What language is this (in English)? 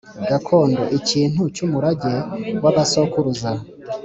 Kinyarwanda